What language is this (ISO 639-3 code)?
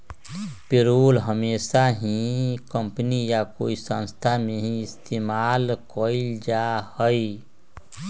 mag